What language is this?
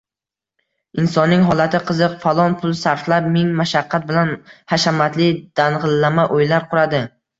Uzbek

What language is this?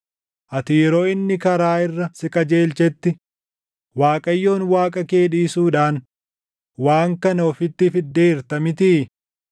Oromo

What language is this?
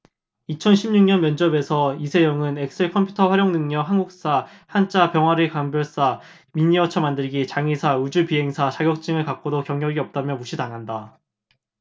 Korean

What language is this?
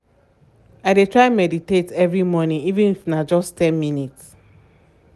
Nigerian Pidgin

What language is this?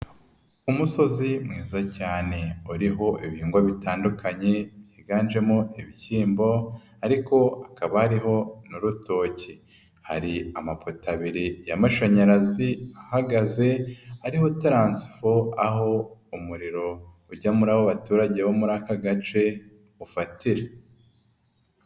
Kinyarwanda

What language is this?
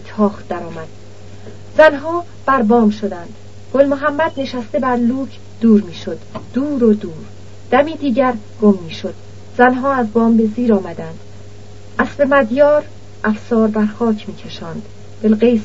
Persian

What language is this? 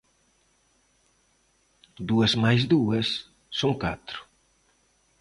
Galician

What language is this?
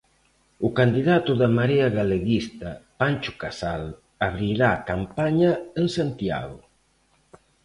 Galician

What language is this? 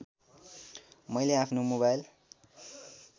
Nepali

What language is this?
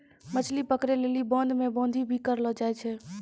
Maithili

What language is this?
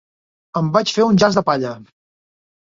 Catalan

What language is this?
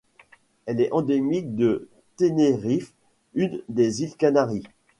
French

